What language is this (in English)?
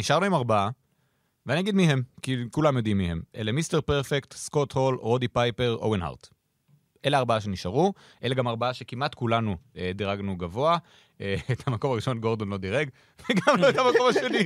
Hebrew